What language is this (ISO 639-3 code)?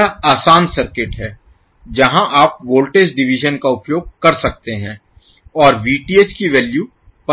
hin